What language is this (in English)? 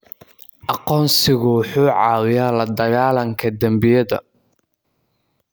Somali